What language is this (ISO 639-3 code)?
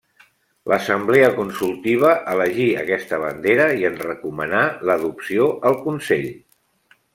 cat